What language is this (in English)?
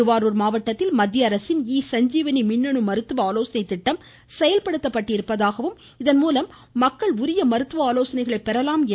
Tamil